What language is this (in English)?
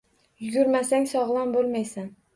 Uzbek